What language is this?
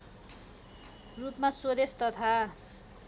Nepali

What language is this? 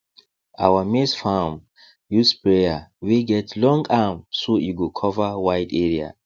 Nigerian Pidgin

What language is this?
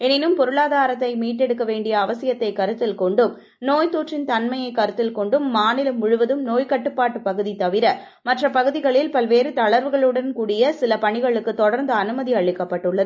Tamil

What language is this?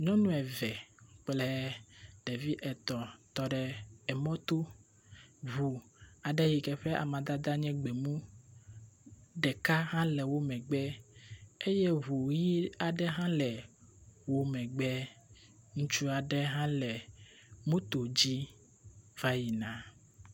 Ewe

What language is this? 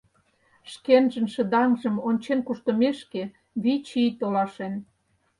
Mari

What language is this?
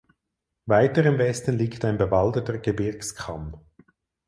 German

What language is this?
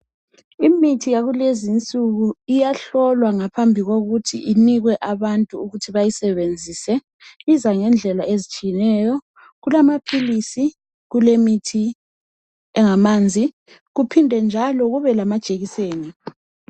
North Ndebele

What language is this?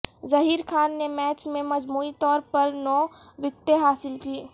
Urdu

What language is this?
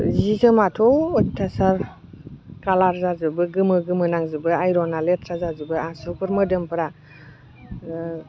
Bodo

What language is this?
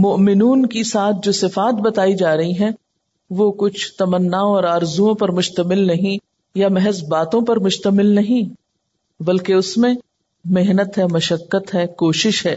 Urdu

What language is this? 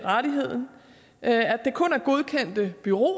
Danish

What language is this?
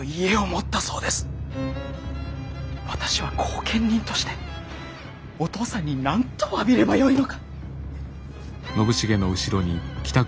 Japanese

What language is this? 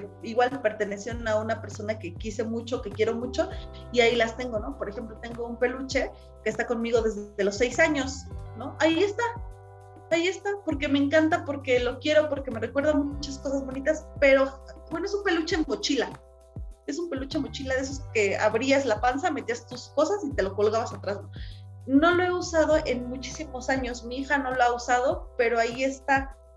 Spanish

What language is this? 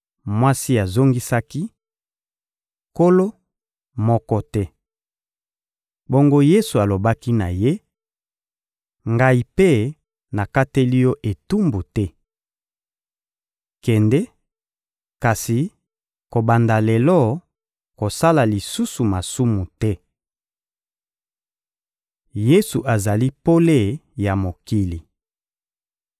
Lingala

